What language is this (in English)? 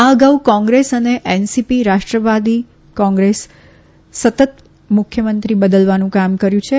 Gujarati